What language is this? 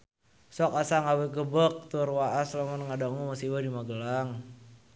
Sundanese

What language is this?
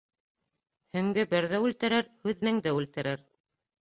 Bashkir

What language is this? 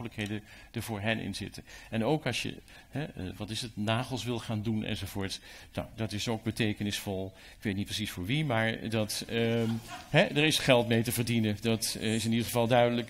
Dutch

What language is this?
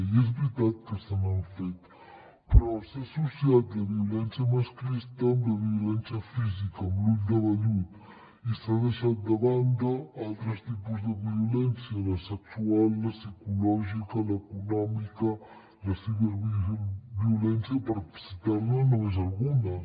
Catalan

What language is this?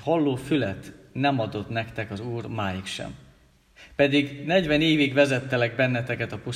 Hungarian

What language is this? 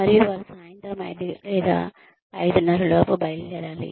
Telugu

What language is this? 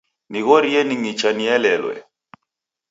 Taita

